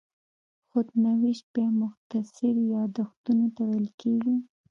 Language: Pashto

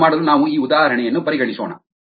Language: Kannada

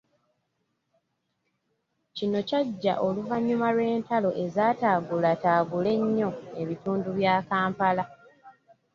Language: Ganda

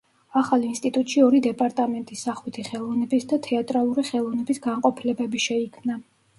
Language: Georgian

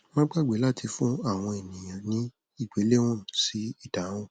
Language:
Yoruba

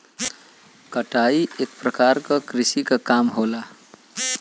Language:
Bhojpuri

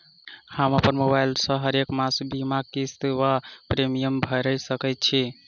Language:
Maithili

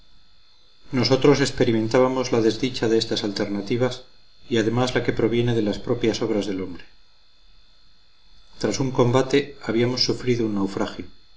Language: Spanish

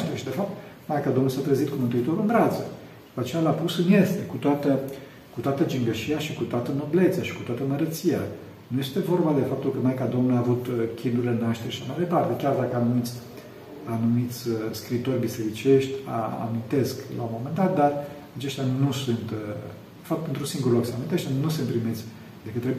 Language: Romanian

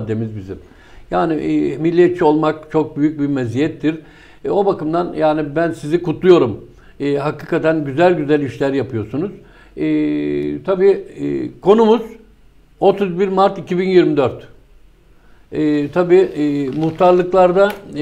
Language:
Turkish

